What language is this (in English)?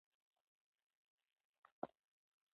Pashto